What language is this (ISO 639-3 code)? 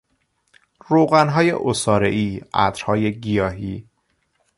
fas